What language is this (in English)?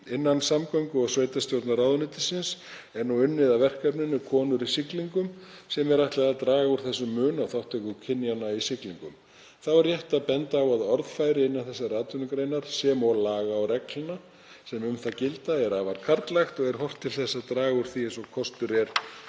Icelandic